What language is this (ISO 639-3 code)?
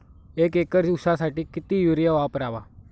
mar